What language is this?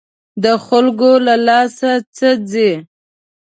Pashto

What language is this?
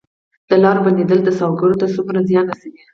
Pashto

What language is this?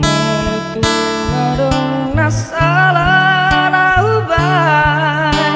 Indonesian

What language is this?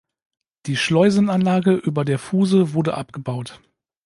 German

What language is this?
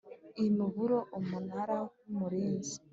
Kinyarwanda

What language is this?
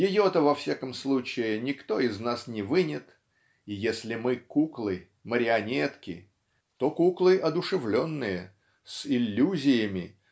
Russian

